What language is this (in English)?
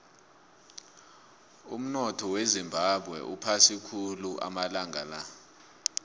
South Ndebele